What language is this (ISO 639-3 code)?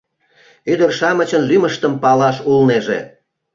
chm